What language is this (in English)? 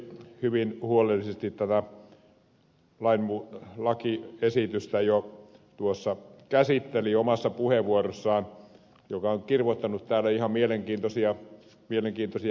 Finnish